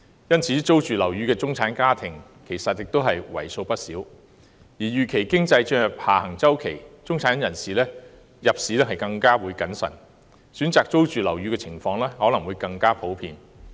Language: Cantonese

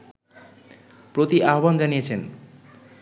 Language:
Bangla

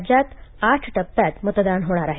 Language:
Marathi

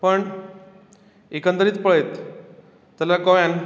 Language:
Konkani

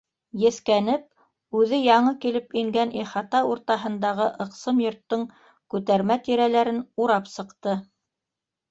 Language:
Bashkir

